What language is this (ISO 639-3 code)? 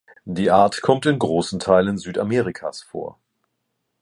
deu